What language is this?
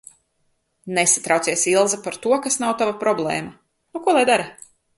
Latvian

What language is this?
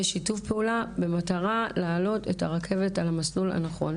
Hebrew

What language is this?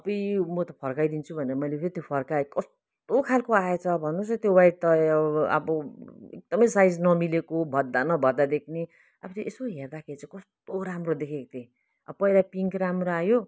Nepali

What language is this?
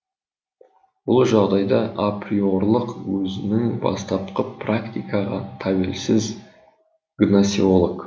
Kazakh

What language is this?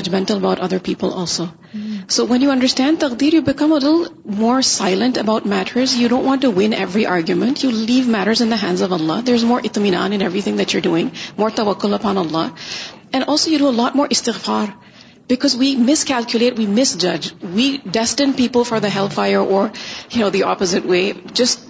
Urdu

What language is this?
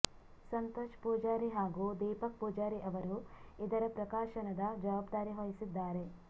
Kannada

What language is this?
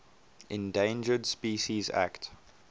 English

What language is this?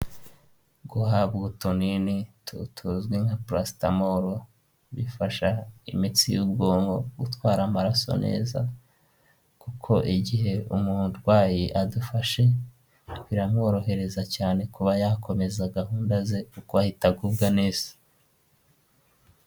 Kinyarwanda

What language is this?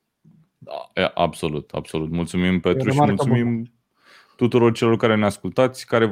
Romanian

